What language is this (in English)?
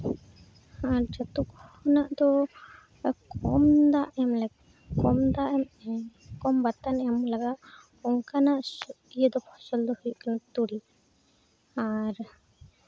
Santali